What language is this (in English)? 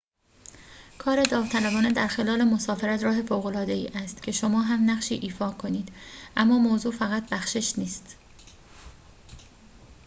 Persian